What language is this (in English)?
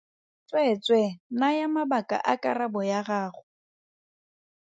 Tswana